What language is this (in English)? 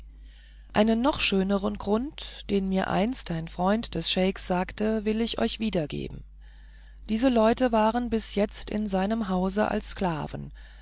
German